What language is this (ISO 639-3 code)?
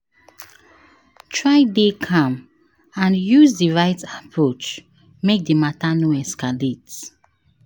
pcm